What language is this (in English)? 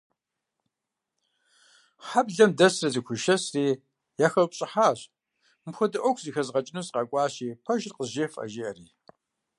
Kabardian